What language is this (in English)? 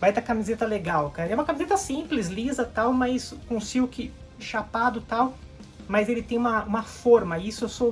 Portuguese